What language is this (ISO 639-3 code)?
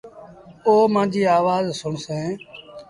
sbn